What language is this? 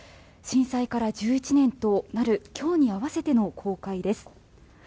Japanese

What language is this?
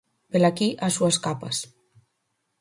Galician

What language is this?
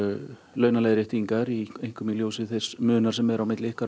Icelandic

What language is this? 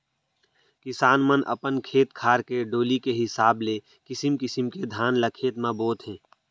Chhattisgarhi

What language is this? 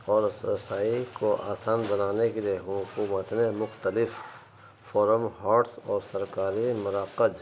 Urdu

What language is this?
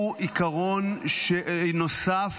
Hebrew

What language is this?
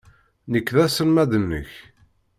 Kabyle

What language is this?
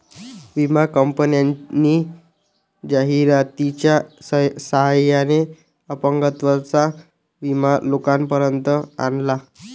Marathi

